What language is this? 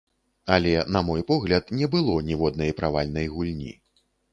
Belarusian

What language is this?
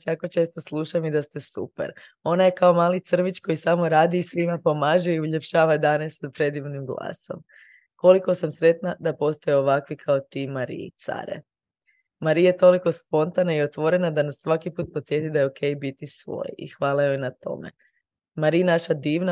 Croatian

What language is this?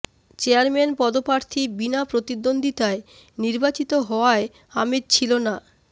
Bangla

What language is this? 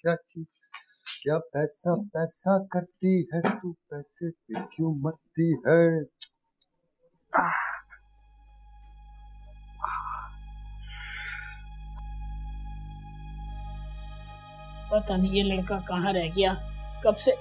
Hindi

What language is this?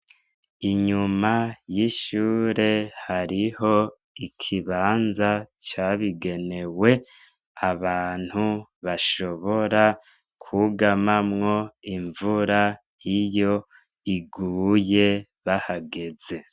Rundi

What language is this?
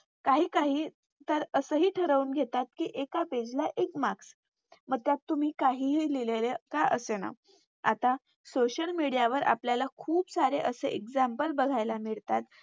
Marathi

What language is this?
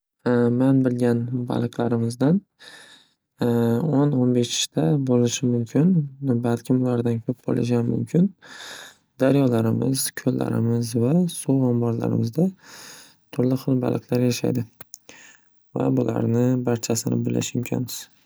Uzbek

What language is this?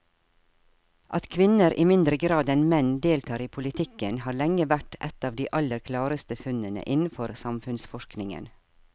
Norwegian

